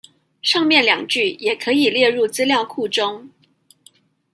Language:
Chinese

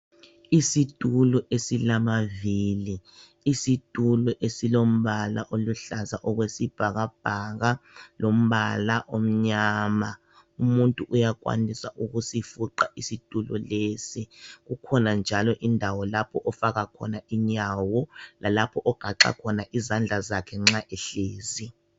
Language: North Ndebele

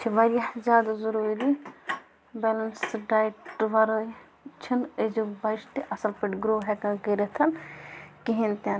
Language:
Kashmiri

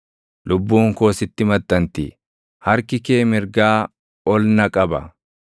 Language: Oromo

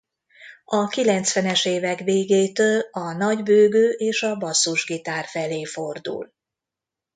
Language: Hungarian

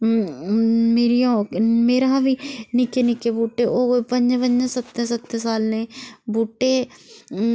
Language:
Dogri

